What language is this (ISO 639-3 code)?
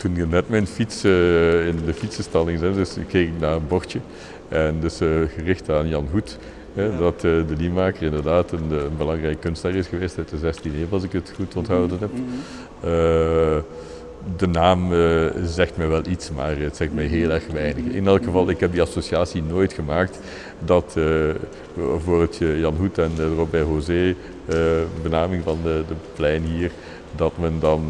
nld